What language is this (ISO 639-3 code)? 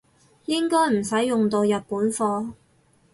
yue